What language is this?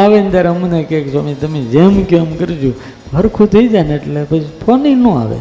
Gujarati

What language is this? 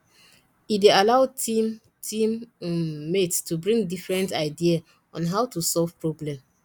Nigerian Pidgin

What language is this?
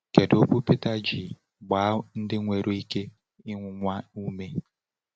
Igbo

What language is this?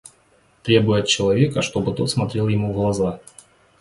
Russian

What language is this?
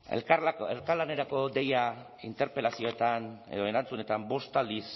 Basque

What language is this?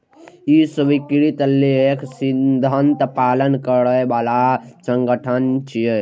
Maithili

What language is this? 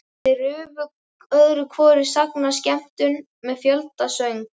Icelandic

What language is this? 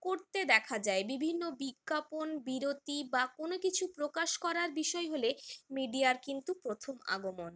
Bangla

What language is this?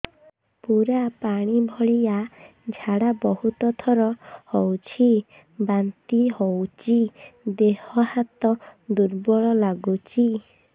Odia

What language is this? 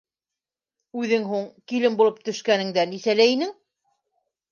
Bashkir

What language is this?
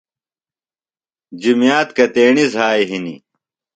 Phalura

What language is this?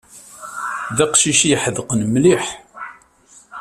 Kabyle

